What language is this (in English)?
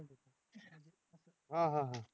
Marathi